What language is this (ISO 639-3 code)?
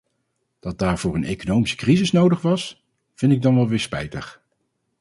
nld